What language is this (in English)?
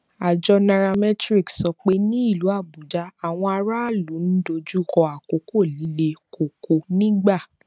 Yoruba